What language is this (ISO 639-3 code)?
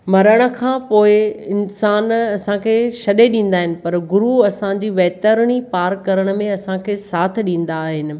snd